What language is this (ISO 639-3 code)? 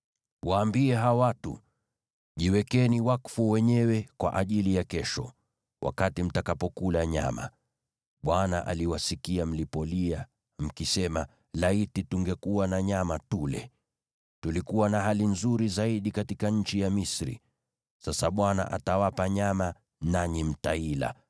swa